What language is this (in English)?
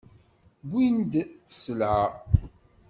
Kabyle